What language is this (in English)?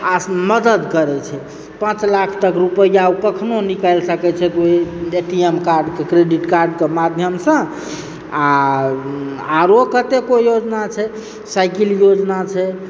Maithili